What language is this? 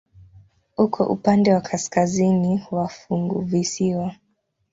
Swahili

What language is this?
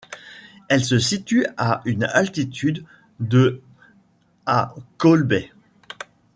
French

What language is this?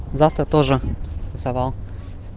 Russian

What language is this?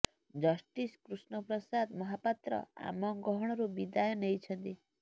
Odia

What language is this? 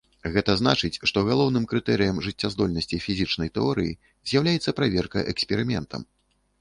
Belarusian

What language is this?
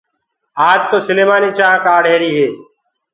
Gurgula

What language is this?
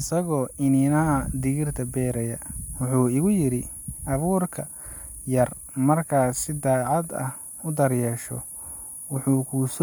Somali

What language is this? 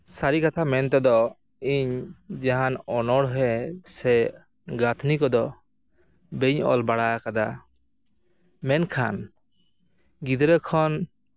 Santali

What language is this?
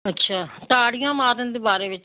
Punjabi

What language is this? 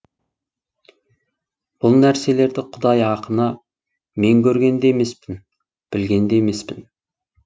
Kazakh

